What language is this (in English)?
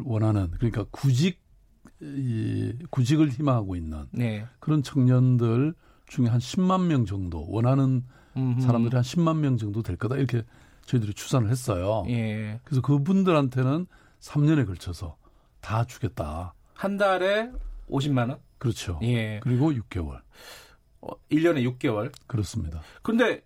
Korean